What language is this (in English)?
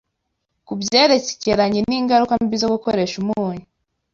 Kinyarwanda